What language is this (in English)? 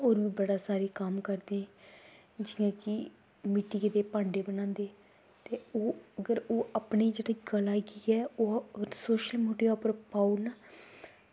Dogri